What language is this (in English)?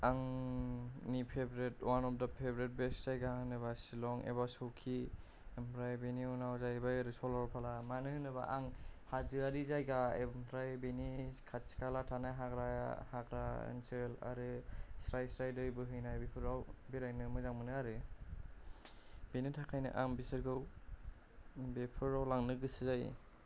Bodo